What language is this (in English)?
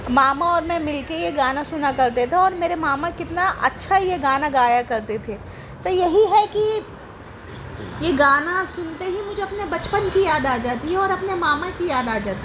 Urdu